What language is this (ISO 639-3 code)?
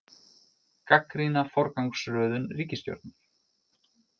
isl